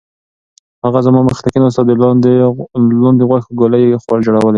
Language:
Pashto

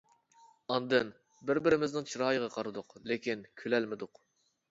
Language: Uyghur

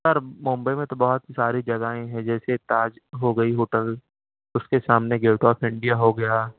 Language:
Urdu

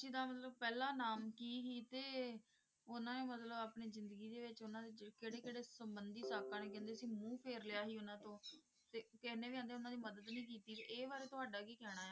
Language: Punjabi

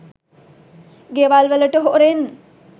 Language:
Sinhala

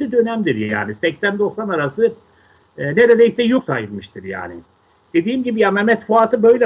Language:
Turkish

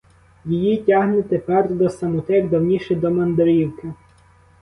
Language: Ukrainian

